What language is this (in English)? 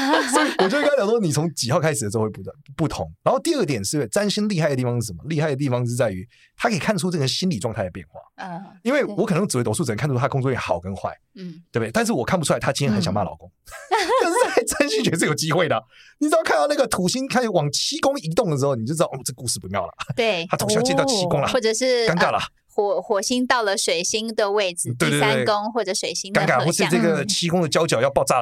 Chinese